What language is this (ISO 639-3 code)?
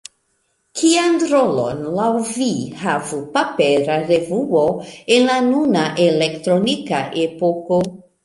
epo